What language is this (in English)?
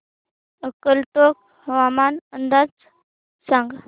Marathi